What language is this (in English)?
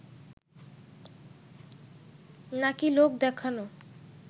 Bangla